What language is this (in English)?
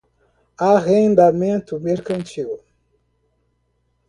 Portuguese